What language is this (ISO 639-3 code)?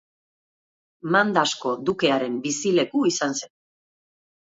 eus